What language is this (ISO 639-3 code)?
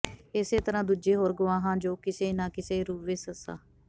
pan